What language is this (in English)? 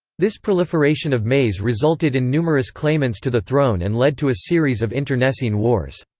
English